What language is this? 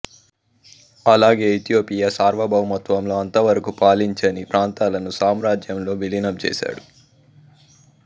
Telugu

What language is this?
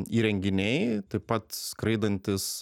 Lithuanian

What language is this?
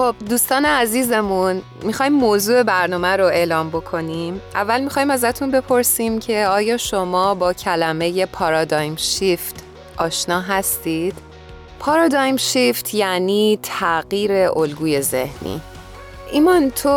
Persian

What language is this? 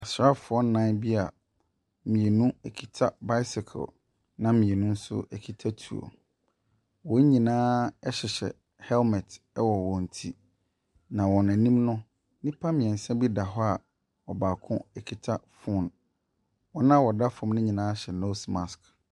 Akan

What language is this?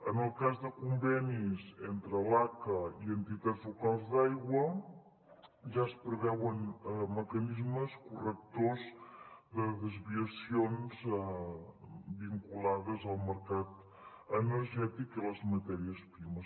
Catalan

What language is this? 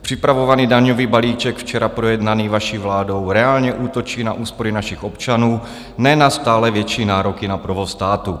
Czech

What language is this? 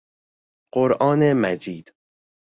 Persian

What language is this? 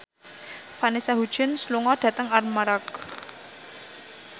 Javanese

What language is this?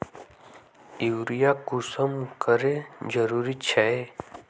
Magahi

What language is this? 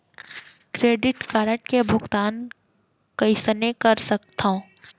Chhattisgarhi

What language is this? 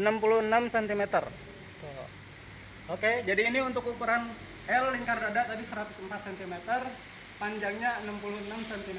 Indonesian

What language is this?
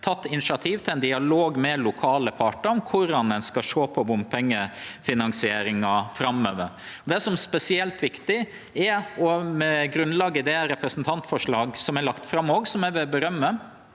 Norwegian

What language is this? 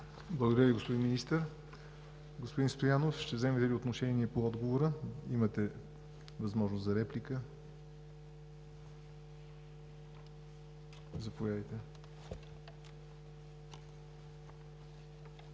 Bulgarian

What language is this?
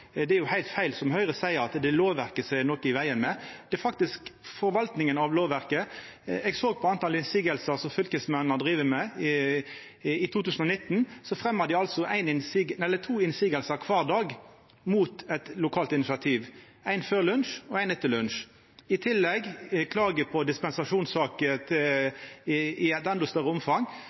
Norwegian Nynorsk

